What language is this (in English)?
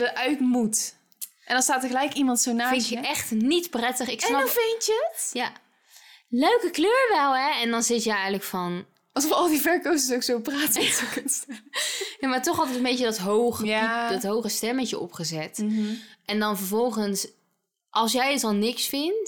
Dutch